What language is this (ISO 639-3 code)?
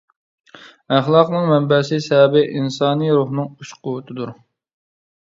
uig